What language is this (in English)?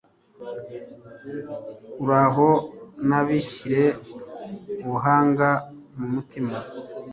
Kinyarwanda